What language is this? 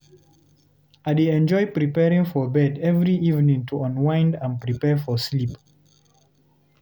Nigerian Pidgin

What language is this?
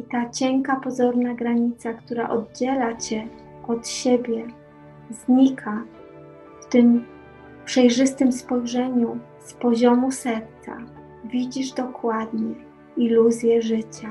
Polish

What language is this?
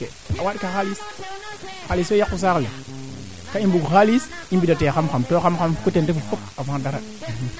Serer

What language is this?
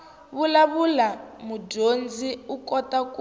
Tsonga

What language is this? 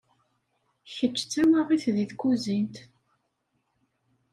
Kabyle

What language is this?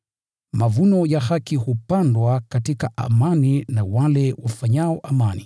Swahili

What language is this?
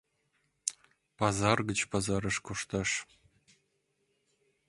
Mari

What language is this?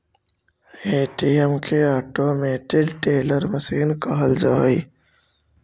Magahi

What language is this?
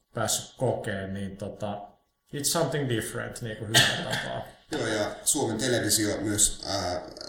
Finnish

